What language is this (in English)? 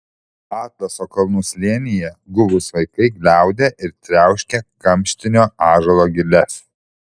Lithuanian